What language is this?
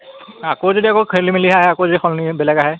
Assamese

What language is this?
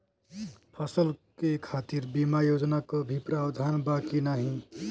Bhojpuri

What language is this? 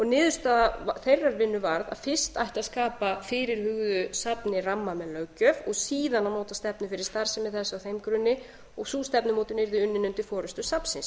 Icelandic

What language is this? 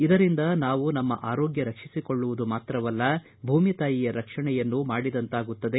Kannada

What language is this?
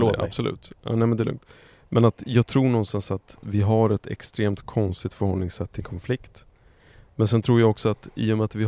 Swedish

